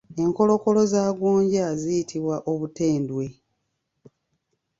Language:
Ganda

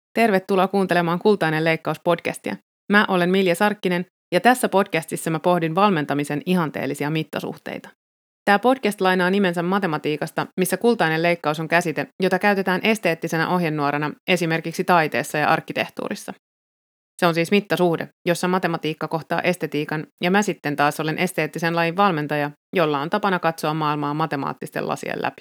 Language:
Finnish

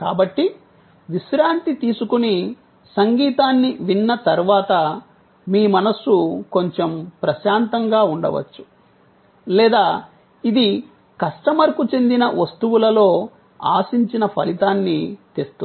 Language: Telugu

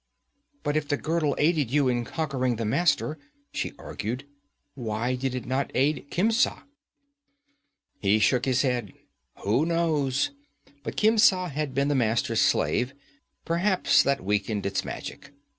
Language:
English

